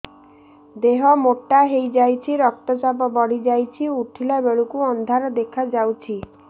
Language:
Odia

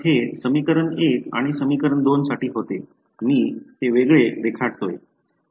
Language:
Marathi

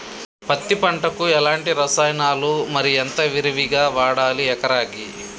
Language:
Telugu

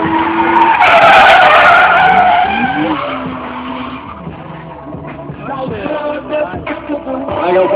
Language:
Polish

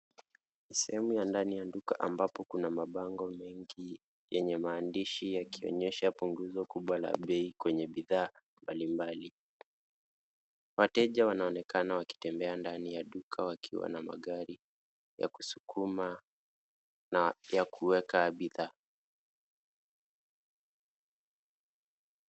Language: Swahili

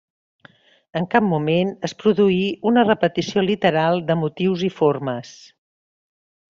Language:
Catalan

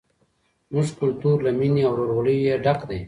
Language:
Pashto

